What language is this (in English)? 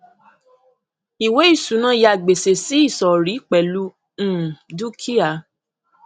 Yoruba